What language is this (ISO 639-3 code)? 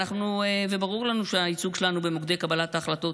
heb